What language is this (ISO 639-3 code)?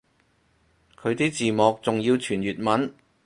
yue